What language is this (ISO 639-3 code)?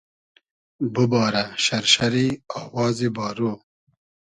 haz